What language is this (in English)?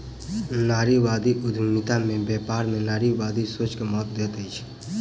Maithili